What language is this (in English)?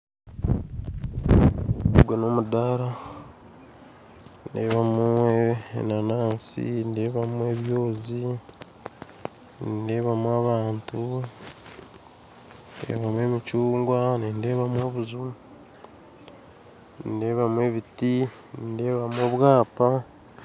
Nyankole